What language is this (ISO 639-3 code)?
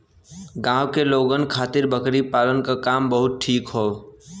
bho